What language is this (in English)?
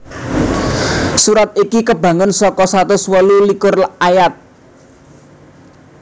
Javanese